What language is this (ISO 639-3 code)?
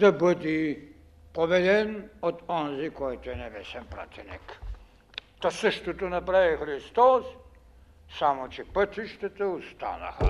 bul